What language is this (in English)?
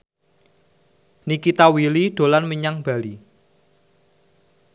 Javanese